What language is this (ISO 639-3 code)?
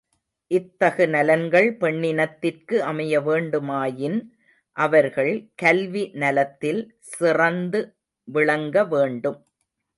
tam